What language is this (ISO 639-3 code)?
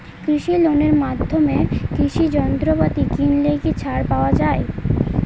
ben